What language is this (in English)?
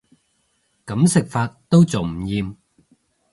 Cantonese